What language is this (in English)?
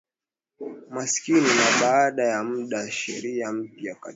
Swahili